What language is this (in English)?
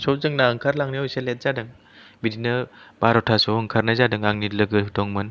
Bodo